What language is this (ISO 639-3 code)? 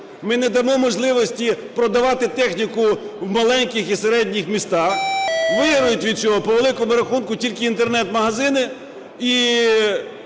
ukr